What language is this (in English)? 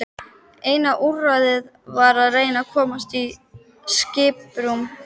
Icelandic